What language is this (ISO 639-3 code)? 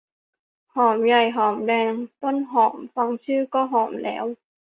tha